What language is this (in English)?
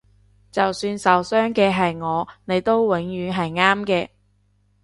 Cantonese